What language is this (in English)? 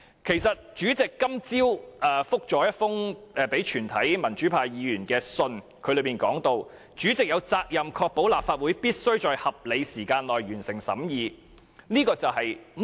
Cantonese